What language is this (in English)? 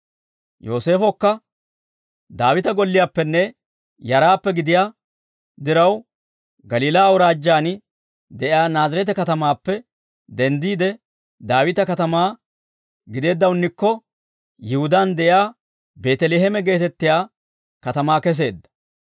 Dawro